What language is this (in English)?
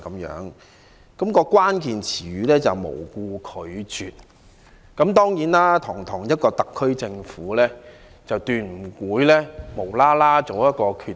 Cantonese